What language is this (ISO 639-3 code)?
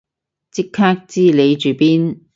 yue